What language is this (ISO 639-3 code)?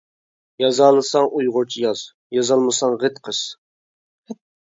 uig